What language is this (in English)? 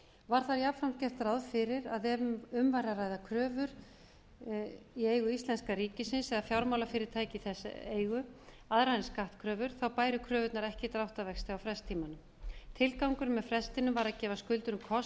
Icelandic